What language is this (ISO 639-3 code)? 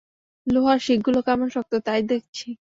ben